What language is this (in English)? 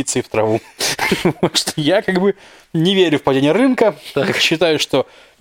Russian